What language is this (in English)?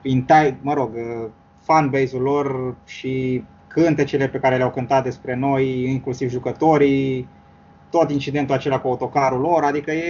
Romanian